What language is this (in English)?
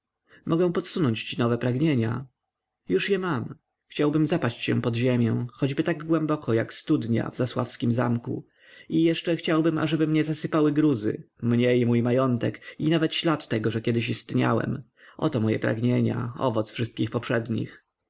Polish